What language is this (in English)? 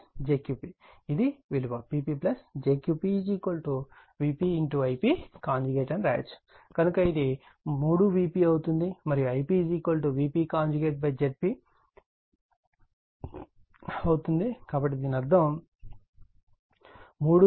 Telugu